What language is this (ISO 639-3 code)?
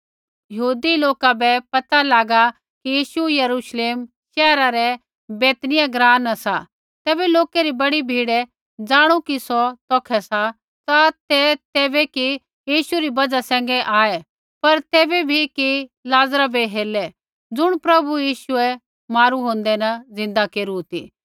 kfx